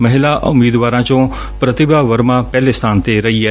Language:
Punjabi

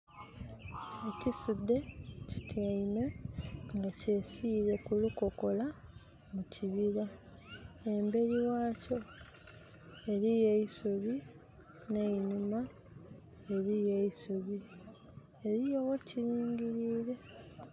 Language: Soga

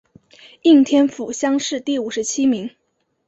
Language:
Chinese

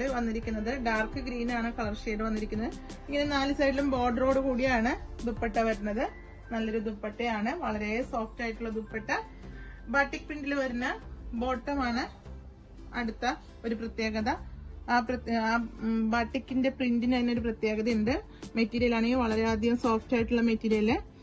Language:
Arabic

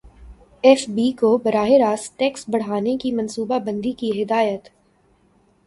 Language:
Urdu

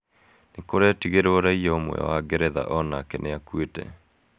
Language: Kikuyu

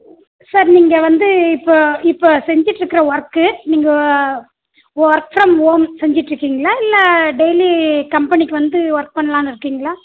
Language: Tamil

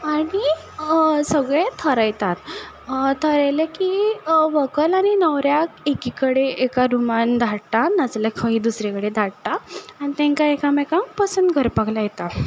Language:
Konkani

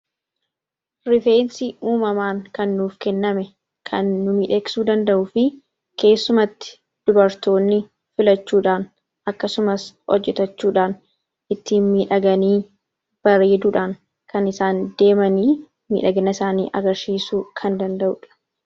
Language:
Oromo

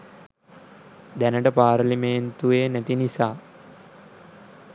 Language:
Sinhala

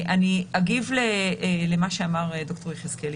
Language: Hebrew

